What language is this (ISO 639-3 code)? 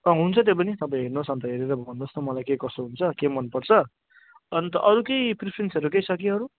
nep